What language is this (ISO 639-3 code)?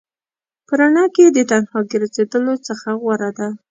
pus